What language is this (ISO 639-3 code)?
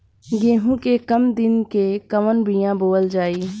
bho